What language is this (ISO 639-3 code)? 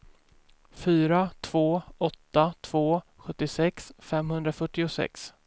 swe